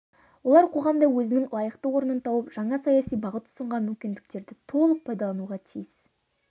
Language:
Kazakh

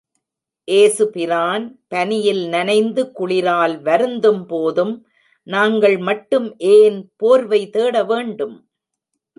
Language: Tamil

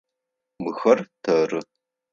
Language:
Adyghe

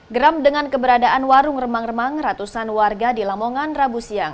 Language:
Indonesian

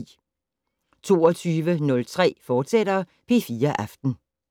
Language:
Danish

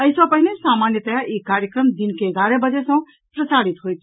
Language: Maithili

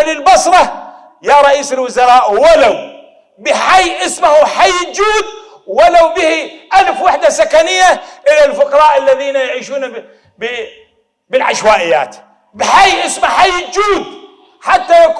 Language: Arabic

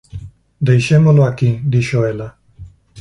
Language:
Galician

